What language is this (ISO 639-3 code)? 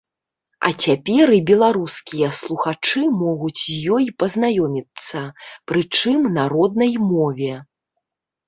bel